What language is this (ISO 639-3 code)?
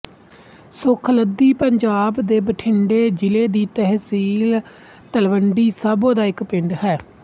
pan